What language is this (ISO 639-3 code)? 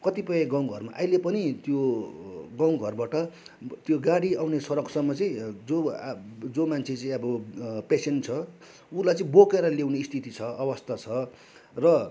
nep